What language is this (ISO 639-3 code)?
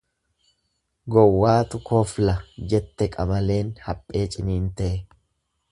orm